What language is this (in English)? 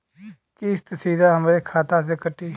Bhojpuri